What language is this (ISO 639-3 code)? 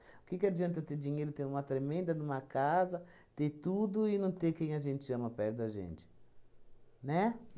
por